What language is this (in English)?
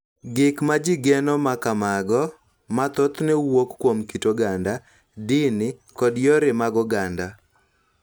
Luo (Kenya and Tanzania)